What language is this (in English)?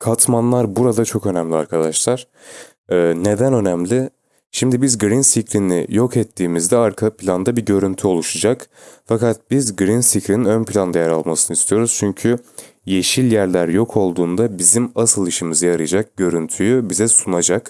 Turkish